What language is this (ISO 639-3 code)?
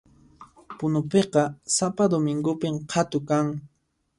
qxp